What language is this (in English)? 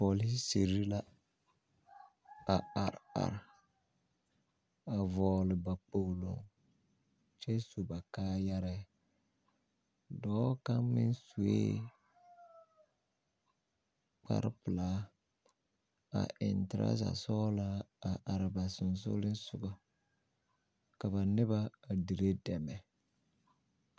Southern Dagaare